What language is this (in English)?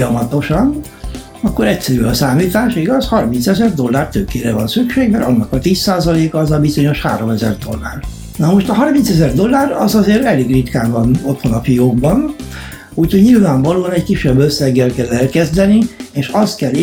Hungarian